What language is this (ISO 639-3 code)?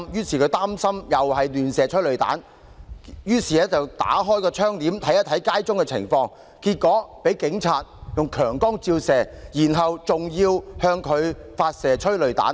yue